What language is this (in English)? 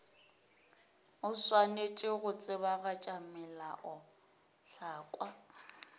Northern Sotho